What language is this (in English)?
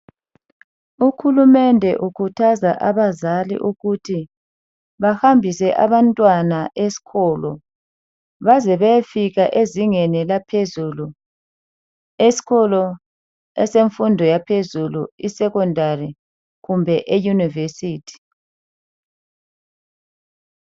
North Ndebele